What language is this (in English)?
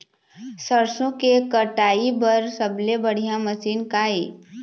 Chhattisgarhi